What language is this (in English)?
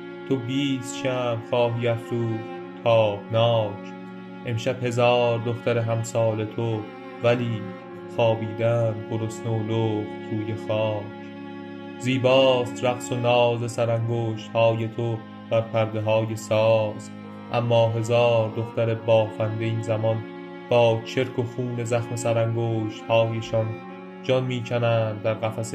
Persian